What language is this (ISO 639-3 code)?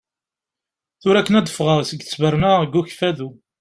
kab